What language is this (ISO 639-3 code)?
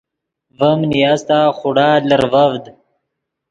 ydg